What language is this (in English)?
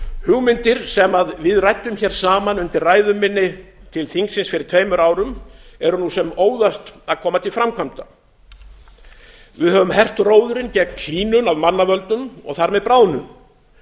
Icelandic